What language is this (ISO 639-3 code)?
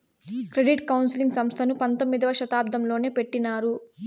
tel